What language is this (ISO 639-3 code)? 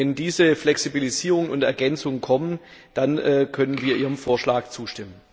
deu